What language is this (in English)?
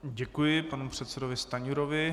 Czech